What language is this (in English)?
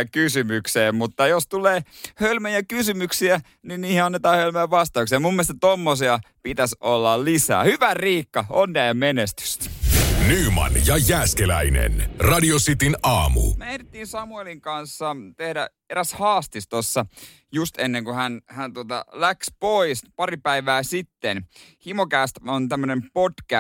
Finnish